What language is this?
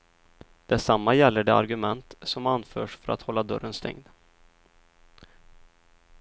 Swedish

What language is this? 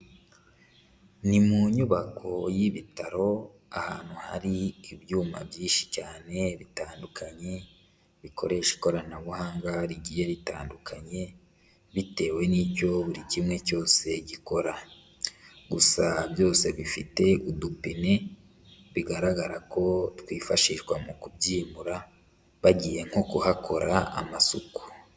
Kinyarwanda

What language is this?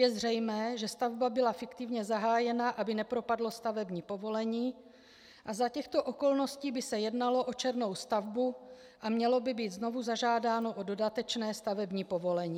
Czech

